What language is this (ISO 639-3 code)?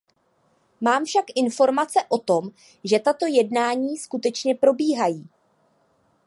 ces